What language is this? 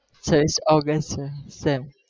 Gujarati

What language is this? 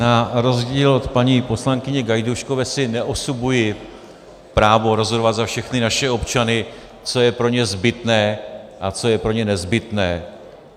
Czech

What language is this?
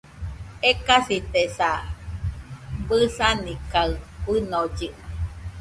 Nüpode Huitoto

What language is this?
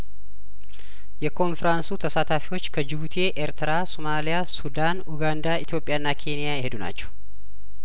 Amharic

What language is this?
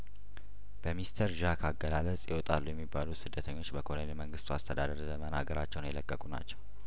Amharic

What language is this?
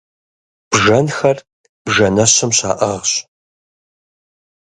Kabardian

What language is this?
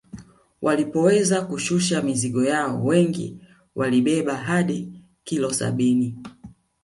Swahili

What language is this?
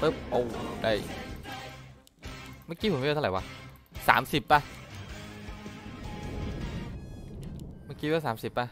Thai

